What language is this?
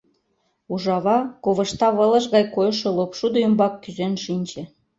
Mari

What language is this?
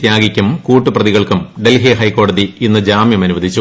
Malayalam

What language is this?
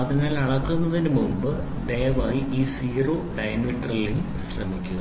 Malayalam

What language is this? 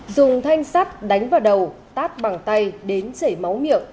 Vietnamese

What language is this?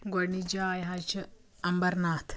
Kashmiri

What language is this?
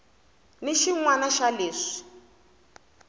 Tsonga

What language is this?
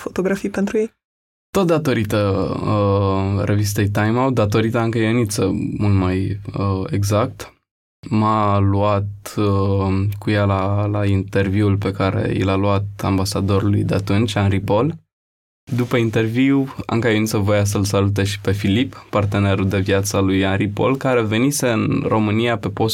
Romanian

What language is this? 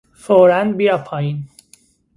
Persian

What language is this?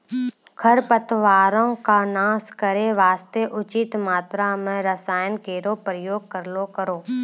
Maithili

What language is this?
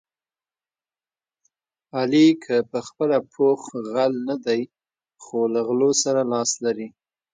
Pashto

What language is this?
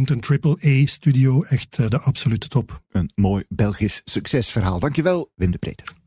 Dutch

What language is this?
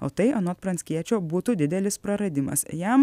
Lithuanian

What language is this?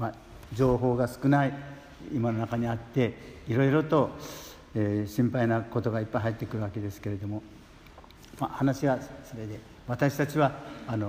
Japanese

